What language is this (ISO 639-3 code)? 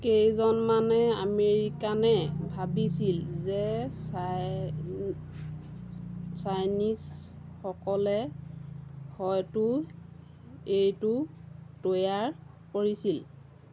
asm